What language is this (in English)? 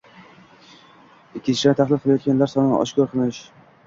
Uzbek